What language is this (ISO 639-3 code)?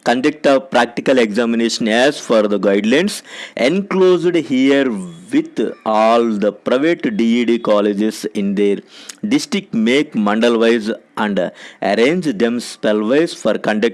tel